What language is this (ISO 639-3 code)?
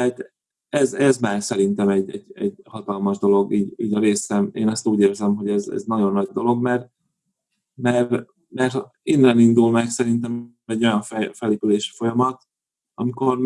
hun